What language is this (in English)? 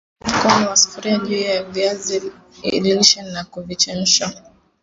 Swahili